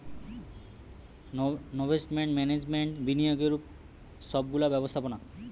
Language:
Bangla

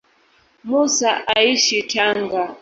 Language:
Swahili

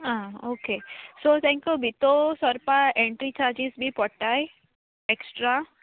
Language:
Konkani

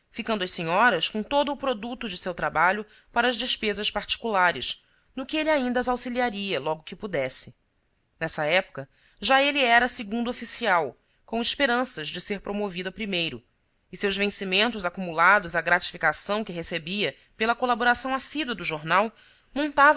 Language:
Portuguese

